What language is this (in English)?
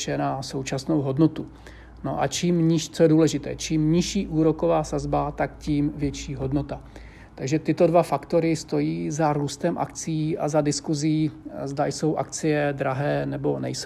Czech